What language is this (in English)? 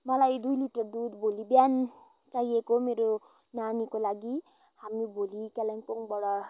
Nepali